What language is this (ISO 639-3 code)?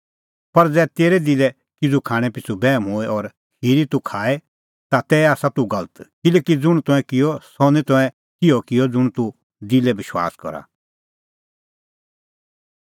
kfx